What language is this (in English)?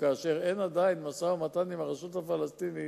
Hebrew